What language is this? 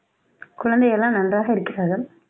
Tamil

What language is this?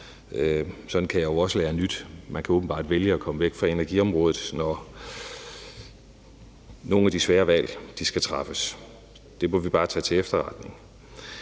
Danish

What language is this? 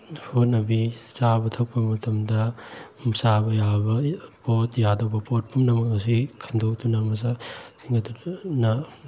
Manipuri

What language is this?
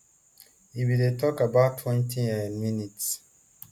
Nigerian Pidgin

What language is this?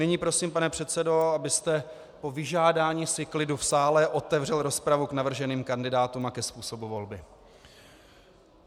Czech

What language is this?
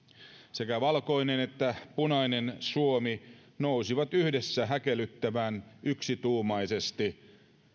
Finnish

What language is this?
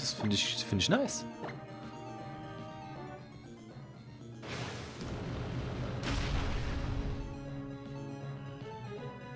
German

